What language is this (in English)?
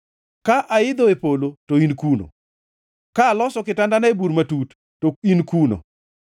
Luo (Kenya and Tanzania)